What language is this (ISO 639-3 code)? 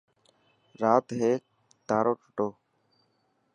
mki